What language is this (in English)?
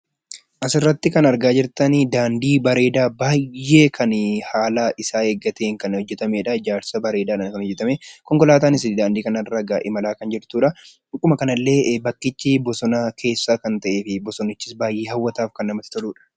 Oromo